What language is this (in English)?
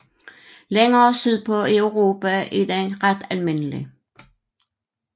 Danish